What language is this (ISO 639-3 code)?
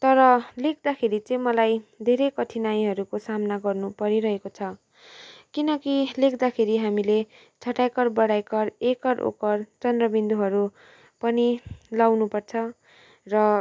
nep